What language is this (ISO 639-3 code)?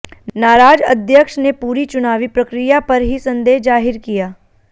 hin